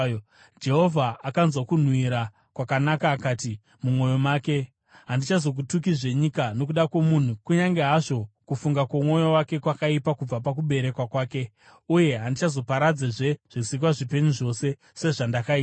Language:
Shona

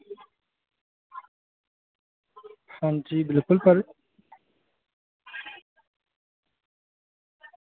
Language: Dogri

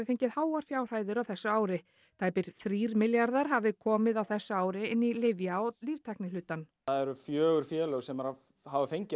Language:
Icelandic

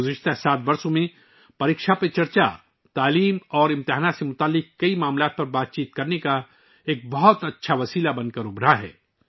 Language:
Urdu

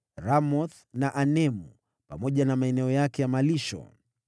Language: Swahili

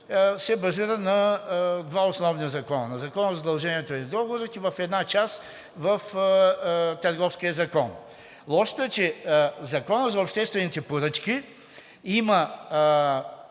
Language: Bulgarian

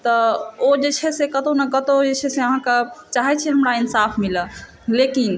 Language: Maithili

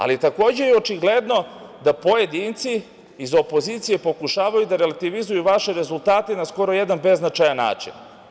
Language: Serbian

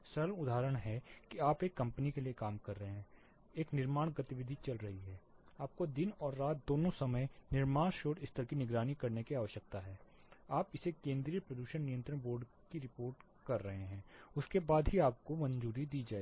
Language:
Hindi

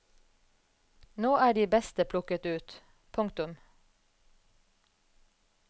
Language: Norwegian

